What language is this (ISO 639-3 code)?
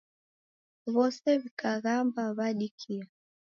dav